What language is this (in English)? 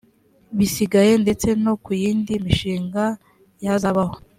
Kinyarwanda